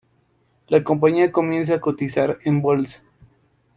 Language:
Spanish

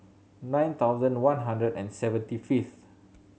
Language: English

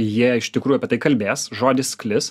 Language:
Lithuanian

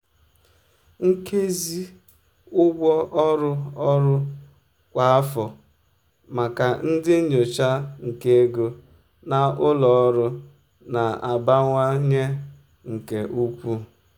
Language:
Igbo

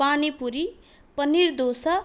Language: Sanskrit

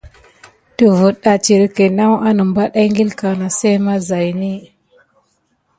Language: Gidar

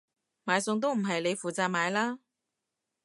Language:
Cantonese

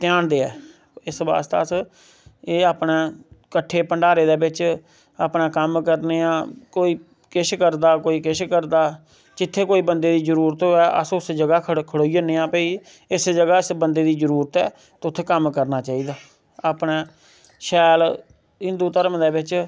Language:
Dogri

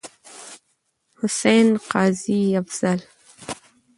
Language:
Pashto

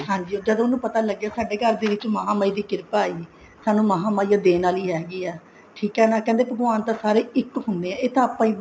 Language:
Punjabi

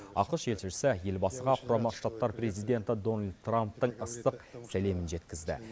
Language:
Kazakh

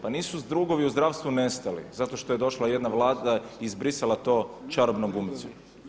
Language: Croatian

